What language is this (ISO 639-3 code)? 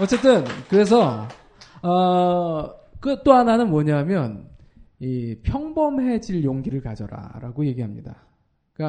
kor